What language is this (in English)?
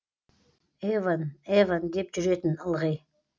Kazakh